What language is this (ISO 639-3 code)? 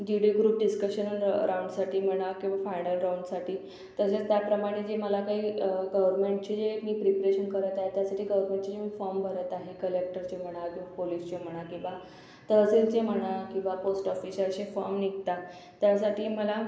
mar